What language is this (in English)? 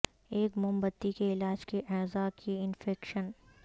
Urdu